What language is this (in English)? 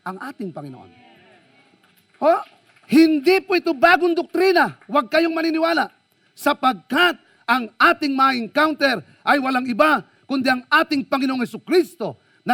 Filipino